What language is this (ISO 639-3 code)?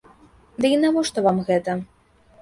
bel